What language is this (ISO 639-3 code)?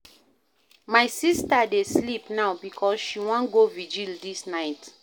pcm